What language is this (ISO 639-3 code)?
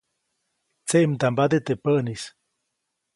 zoc